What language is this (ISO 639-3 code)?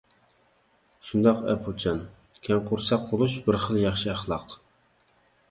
uig